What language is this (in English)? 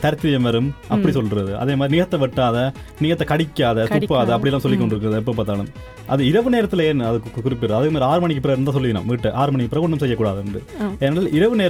Tamil